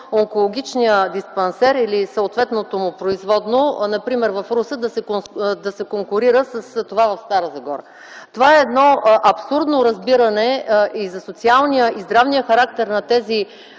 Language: Bulgarian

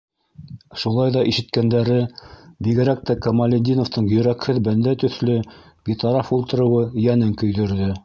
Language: Bashkir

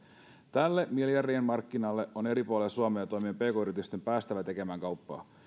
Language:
Finnish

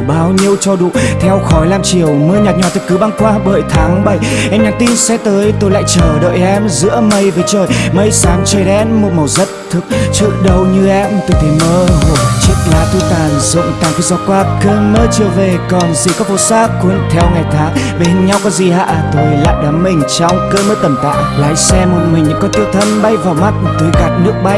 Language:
Vietnamese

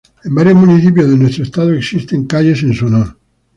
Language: Spanish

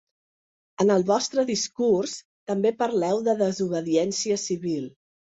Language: Catalan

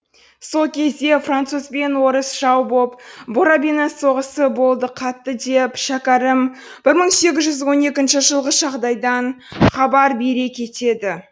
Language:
Kazakh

